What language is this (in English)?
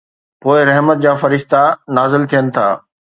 Sindhi